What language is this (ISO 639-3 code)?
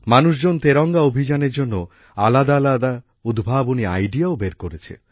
ben